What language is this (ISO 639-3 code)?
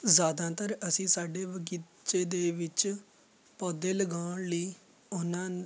pan